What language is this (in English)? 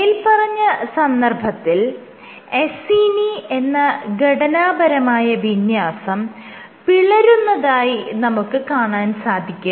Malayalam